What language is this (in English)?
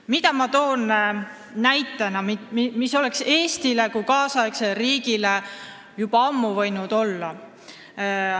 Estonian